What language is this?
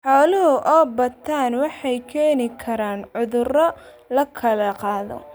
Somali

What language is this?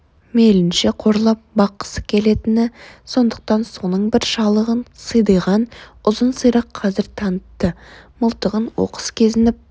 Kazakh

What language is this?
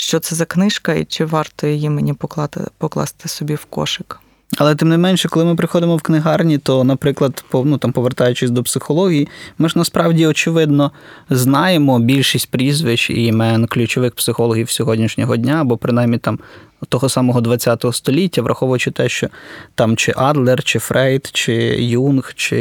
Ukrainian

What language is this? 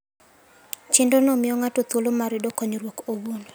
Luo (Kenya and Tanzania)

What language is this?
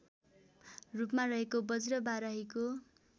Nepali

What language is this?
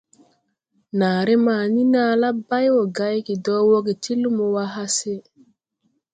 Tupuri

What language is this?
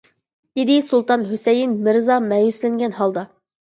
Uyghur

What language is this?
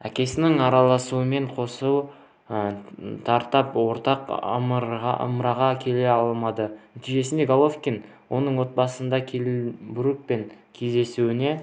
Kazakh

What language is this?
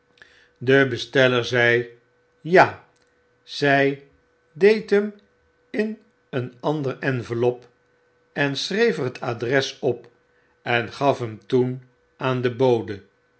Dutch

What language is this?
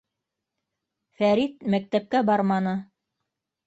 Bashkir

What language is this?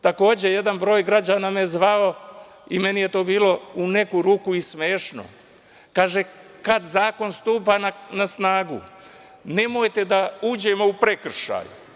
Serbian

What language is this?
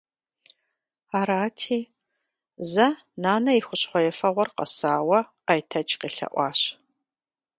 Kabardian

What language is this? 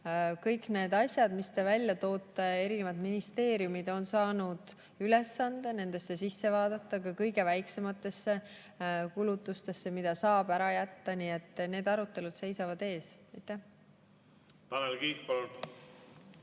Estonian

